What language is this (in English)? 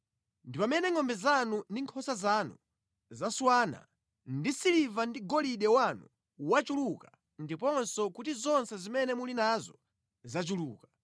Nyanja